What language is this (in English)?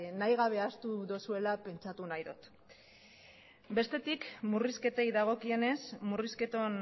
Basque